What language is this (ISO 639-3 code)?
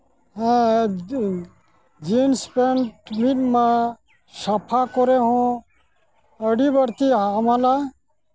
sat